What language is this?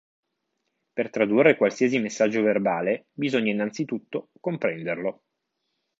Italian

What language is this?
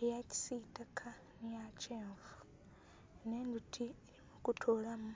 Soga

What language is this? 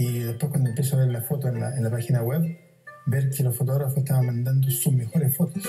Spanish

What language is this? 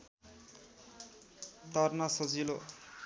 Nepali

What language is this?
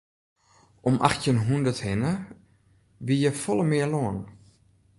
Western Frisian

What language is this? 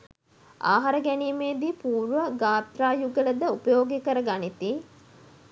Sinhala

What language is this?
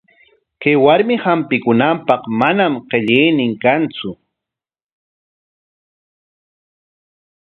Corongo Ancash Quechua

